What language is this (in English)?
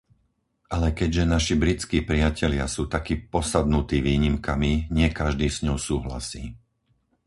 Slovak